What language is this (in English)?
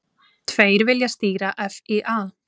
Icelandic